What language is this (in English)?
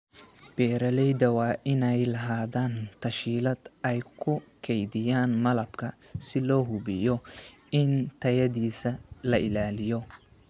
Somali